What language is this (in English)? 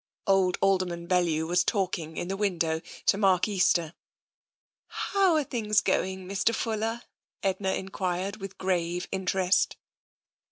English